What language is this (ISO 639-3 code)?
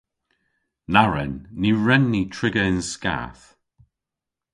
cor